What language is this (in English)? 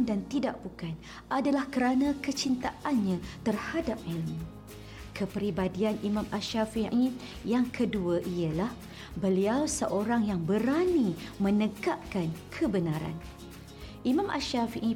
Malay